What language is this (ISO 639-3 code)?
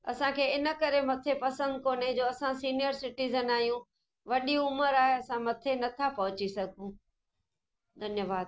snd